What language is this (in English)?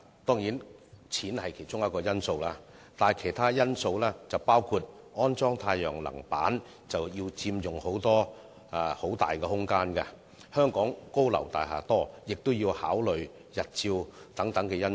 Cantonese